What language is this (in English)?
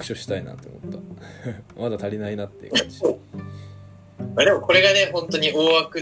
Japanese